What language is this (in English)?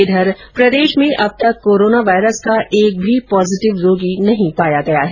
Hindi